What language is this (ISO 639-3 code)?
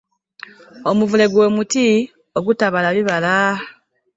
lug